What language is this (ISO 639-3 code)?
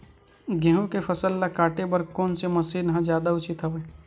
hne